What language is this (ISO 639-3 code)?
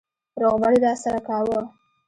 pus